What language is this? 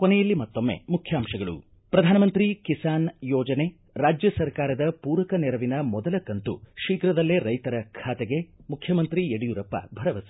Kannada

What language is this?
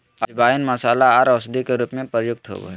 Magahi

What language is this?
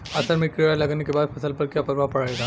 Bhojpuri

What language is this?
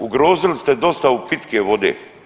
Croatian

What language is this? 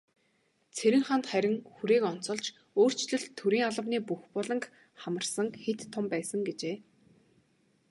Mongolian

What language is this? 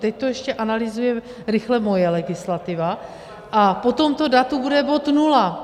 Czech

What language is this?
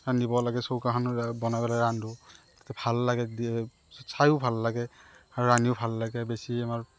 Assamese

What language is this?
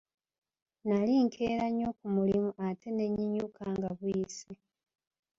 Ganda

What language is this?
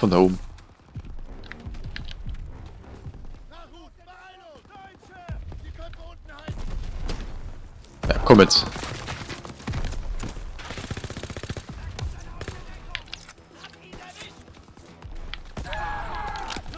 German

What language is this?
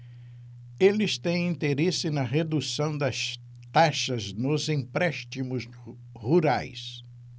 Portuguese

